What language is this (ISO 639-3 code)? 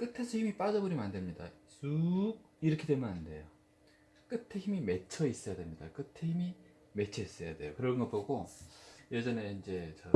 kor